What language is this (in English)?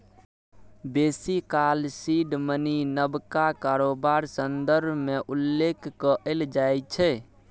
Maithili